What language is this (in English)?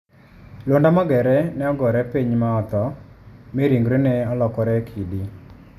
Luo (Kenya and Tanzania)